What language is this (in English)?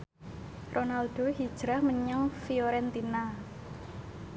Javanese